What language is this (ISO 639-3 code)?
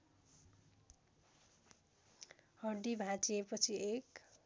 nep